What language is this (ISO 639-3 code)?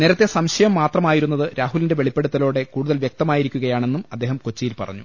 mal